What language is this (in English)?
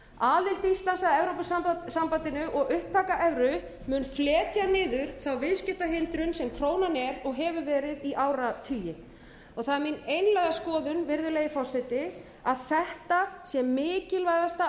Icelandic